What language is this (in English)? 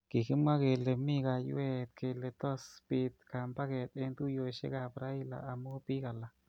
Kalenjin